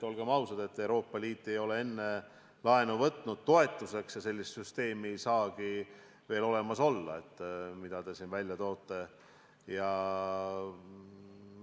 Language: Estonian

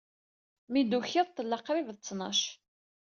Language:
Kabyle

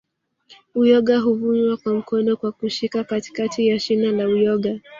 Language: Swahili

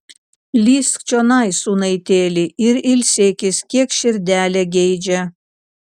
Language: Lithuanian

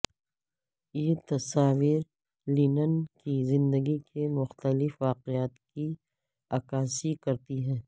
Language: Urdu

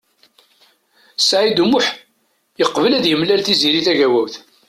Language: Kabyle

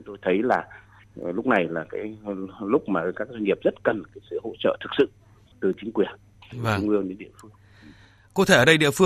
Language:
Vietnamese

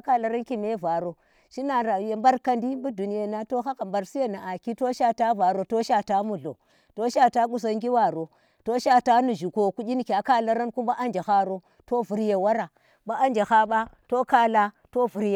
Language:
Tera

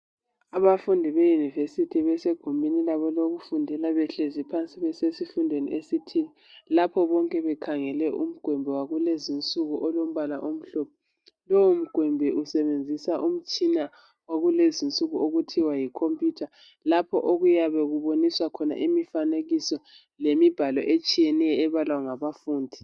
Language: North Ndebele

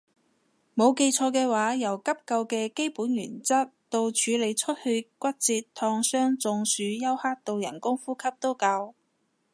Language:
Cantonese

